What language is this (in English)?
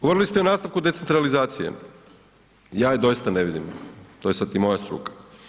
Croatian